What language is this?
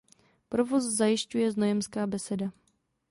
Czech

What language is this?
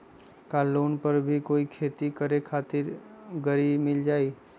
Magahi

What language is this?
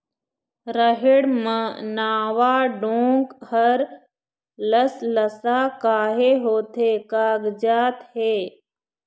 Chhattisgarhi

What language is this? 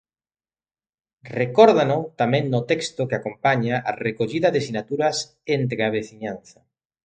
Galician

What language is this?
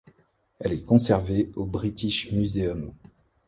French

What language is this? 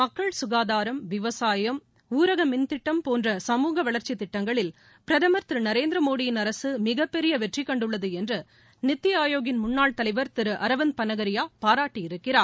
Tamil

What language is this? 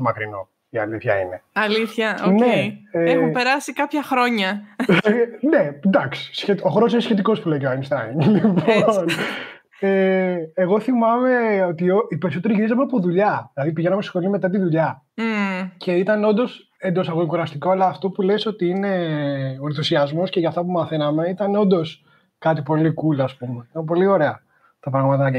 Greek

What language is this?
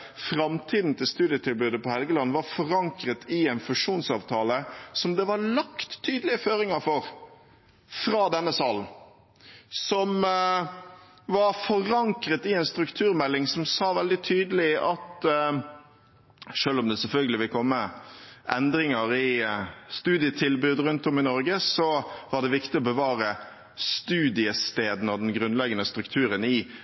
Norwegian Bokmål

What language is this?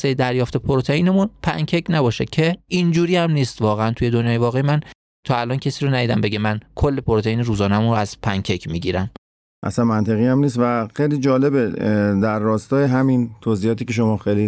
Persian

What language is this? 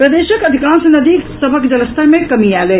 Maithili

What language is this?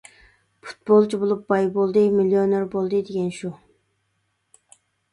Uyghur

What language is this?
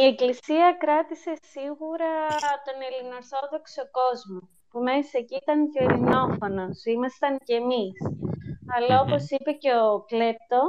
Greek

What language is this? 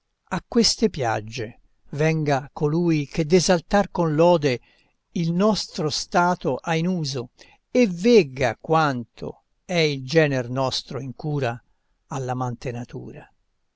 Italian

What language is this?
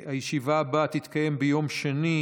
Hebrew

